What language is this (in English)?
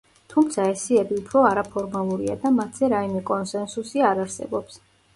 Georgian